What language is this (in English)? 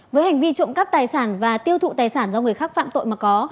Vietnamese